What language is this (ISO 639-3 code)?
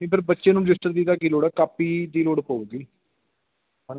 pan